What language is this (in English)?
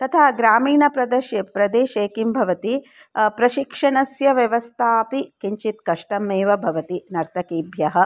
Sanskrit